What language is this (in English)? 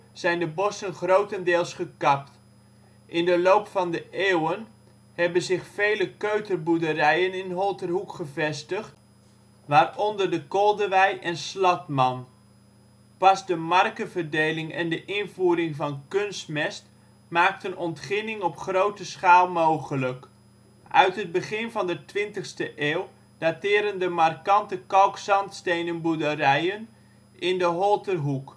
Dutch